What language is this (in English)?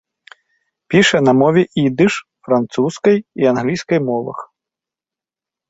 Belarusian